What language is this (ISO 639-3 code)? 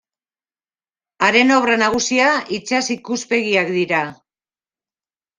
eus